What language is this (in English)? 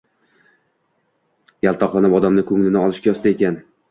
Uzbek